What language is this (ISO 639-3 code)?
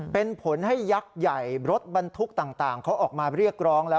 tha